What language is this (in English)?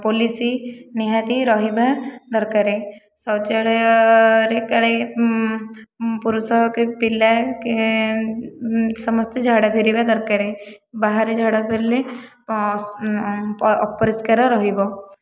Odia